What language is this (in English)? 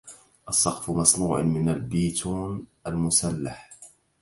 Arabic